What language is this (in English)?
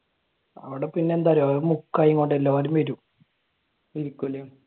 Malayalam